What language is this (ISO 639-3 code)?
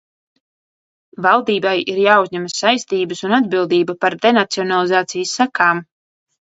lav